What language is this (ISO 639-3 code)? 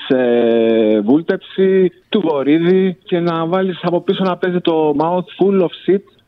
ell